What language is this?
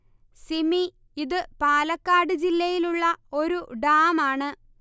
Malayalam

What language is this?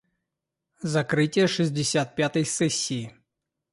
Russian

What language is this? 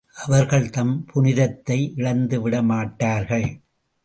Tamil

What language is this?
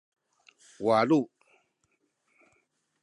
Sakizaya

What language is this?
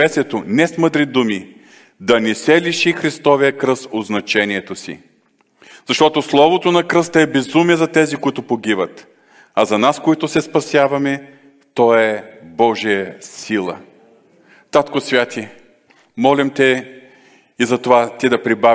Bulgarian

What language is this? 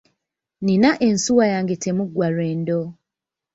Ganda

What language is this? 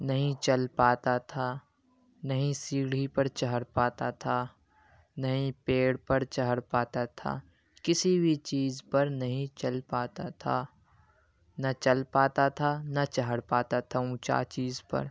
Urdu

